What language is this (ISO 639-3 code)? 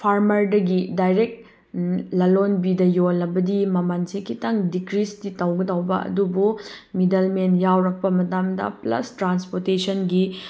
mni